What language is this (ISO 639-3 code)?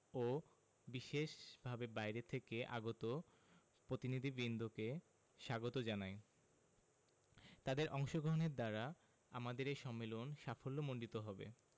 ben